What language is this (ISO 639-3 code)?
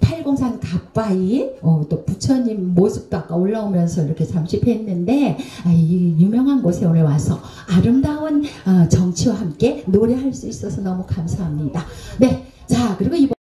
kor